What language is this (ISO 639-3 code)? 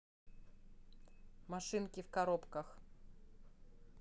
rus